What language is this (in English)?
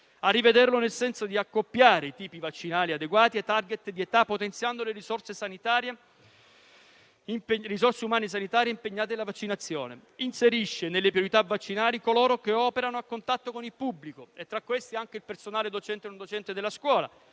Italian